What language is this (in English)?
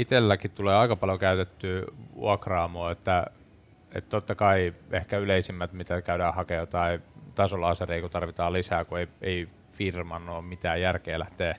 Finnish